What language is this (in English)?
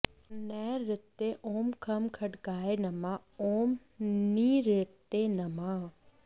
Sanskrit